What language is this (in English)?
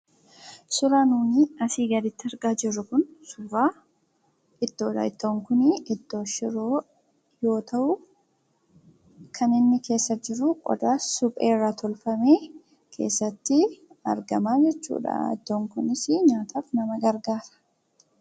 Oromo